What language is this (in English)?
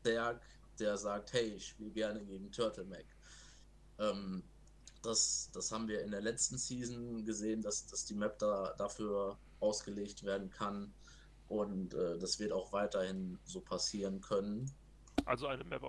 German